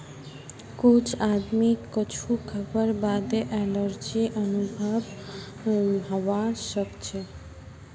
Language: Magahi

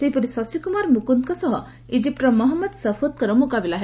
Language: Odia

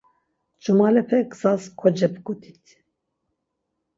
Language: Laz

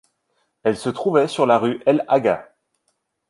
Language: French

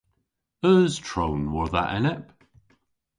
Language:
Cornish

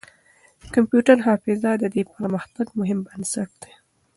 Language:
Pashto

